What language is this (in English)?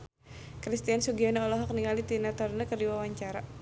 Sundanese